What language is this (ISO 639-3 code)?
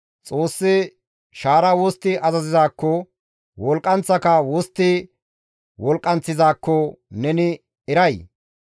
gmv